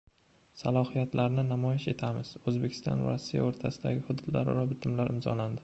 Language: Uzbek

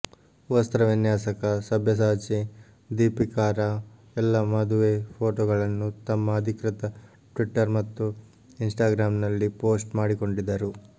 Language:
Kannada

